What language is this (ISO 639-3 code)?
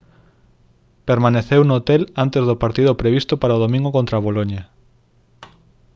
glg